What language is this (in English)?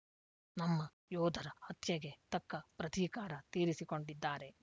Kannada